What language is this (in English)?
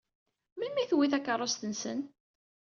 Kabyle